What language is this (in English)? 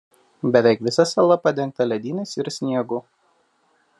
Lithuanian